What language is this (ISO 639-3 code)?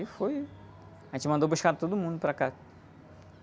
por